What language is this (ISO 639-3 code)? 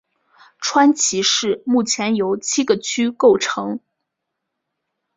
zho